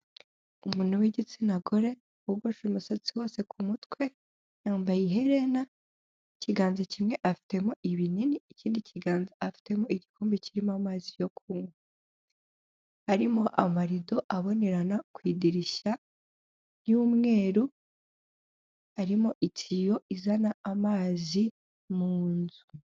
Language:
Kinyarwanda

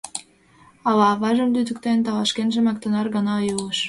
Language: Mari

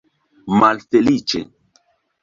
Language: Esperanto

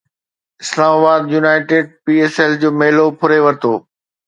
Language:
Sindhi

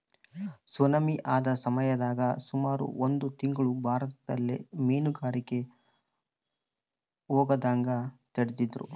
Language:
Kannada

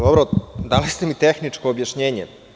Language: Serbian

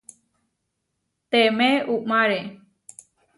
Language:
Huarijio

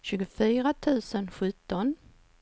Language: Swedish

